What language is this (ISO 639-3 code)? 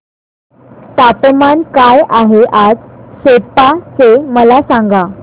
mar